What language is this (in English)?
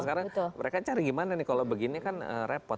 Indonesian